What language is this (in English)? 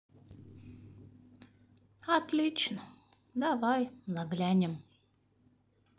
Russian